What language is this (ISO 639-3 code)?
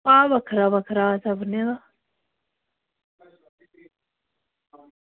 doi